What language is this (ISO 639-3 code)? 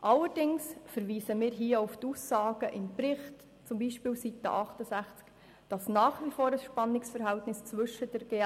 gsw